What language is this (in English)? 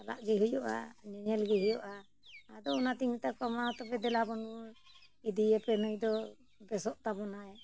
Santali